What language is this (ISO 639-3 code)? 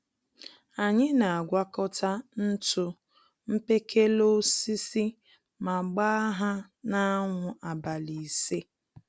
ibo